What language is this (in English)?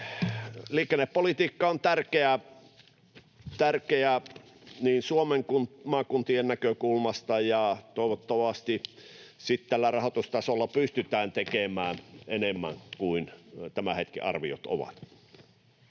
Finnish